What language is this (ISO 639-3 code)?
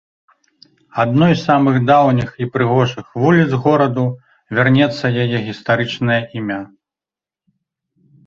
bel